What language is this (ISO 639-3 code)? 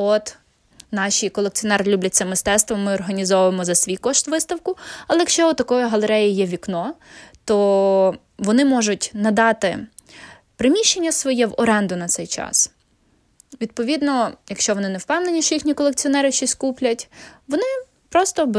ukr